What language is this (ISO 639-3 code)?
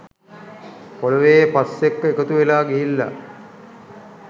sin